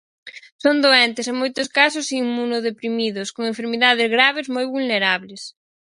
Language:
Galician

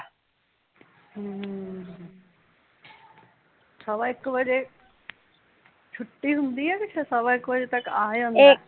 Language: Punjabi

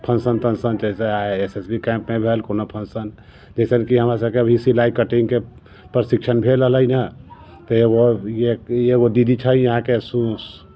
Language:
Maithili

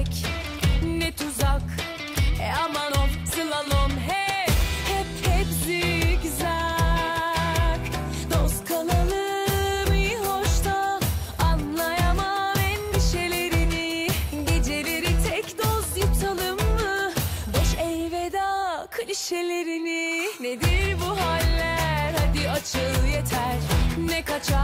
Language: Turkish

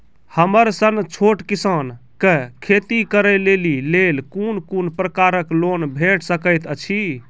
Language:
Maithili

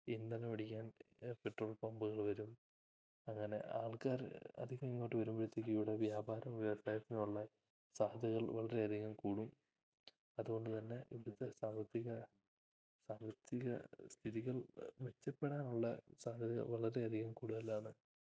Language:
Malayalam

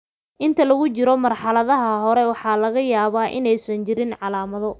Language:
Somali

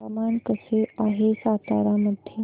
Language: Marathi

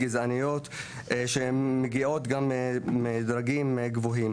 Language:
Hebrew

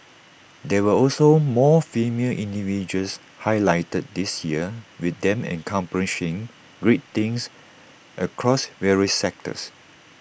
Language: English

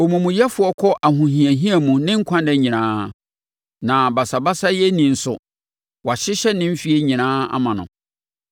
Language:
Akan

